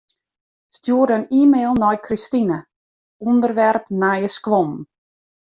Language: Western Frisian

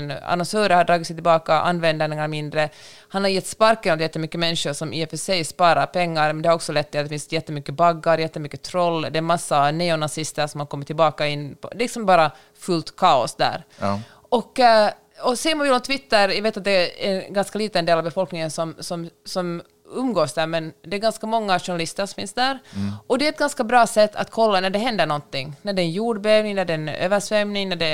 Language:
Swedish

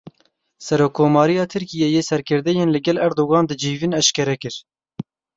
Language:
Kurdish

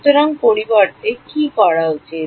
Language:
Bangla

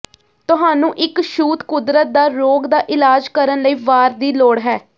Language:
Punjabi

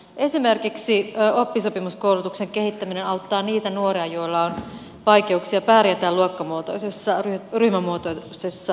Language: Finnish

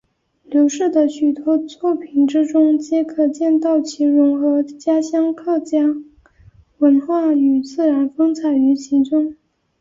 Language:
Chinese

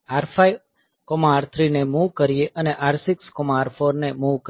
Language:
Gujarati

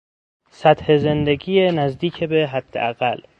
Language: Persian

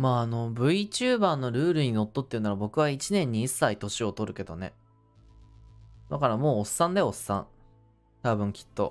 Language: Japanese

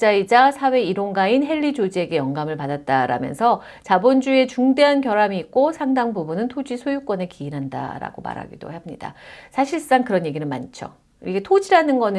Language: Korean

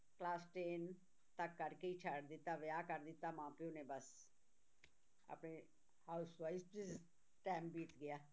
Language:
Punjabi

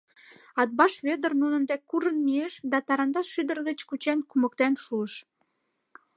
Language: Mari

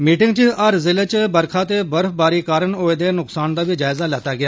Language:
Dogri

